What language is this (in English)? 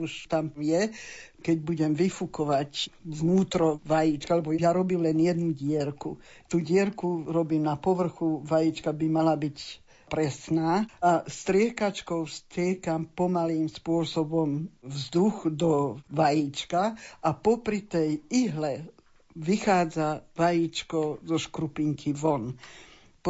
Slovak